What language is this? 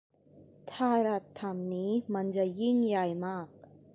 Thai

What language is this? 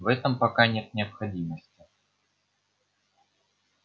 Russian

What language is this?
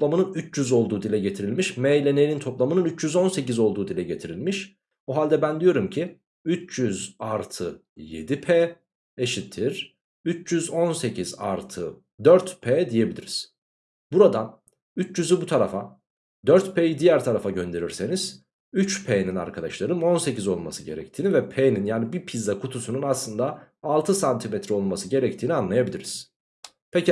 Turkish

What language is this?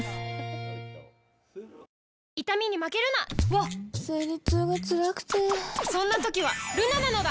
Japanese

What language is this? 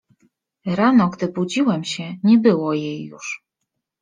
Polish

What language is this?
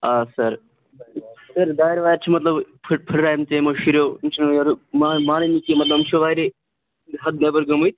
Kashmiri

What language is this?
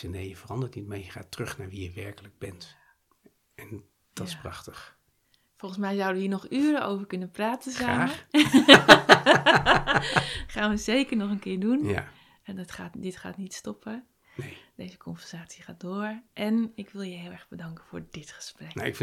Dutch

